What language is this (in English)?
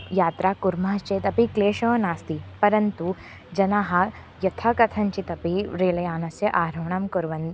Sanskrit